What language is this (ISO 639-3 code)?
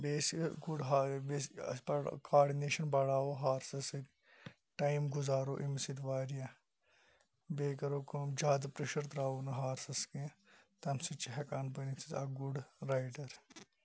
kas